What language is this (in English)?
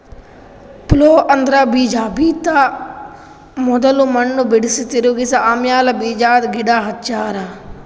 Kannada